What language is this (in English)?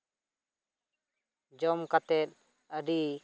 Santali